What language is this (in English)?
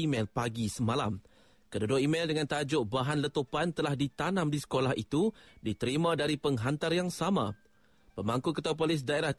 Malay